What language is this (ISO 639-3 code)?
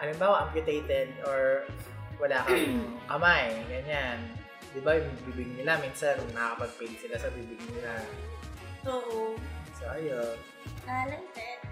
fil